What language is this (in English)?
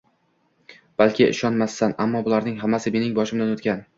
Uzbek